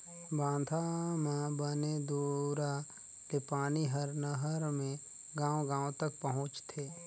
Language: Chhattisgarhi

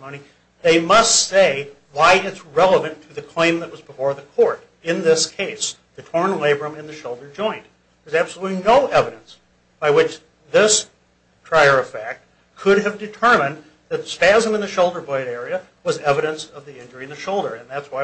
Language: English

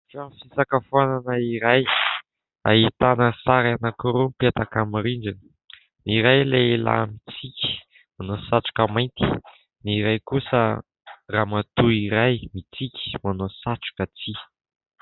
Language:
Malagasy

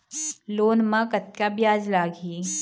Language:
Chhattisgarhi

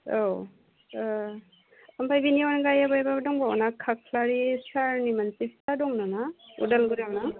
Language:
Bodo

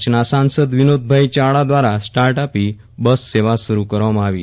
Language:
Gujarati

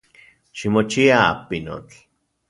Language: Central Puebla Nahuatl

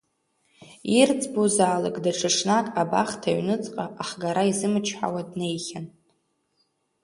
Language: Abkhazian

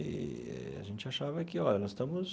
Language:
Portuguese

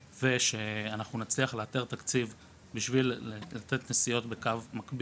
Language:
Hebrew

